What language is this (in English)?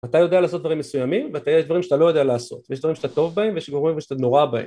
Hebrew